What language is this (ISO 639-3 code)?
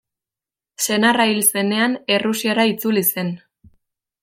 eus